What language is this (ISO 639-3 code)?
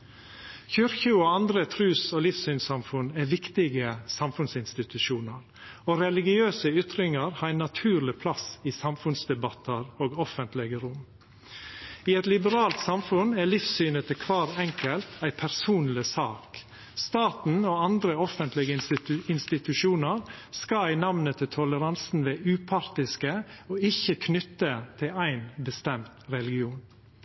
nno